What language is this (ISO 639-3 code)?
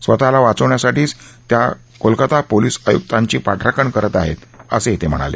mar